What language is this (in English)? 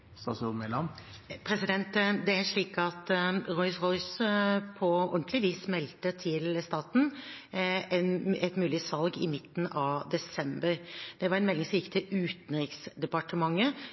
Norwegian